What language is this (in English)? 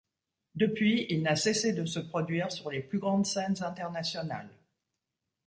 French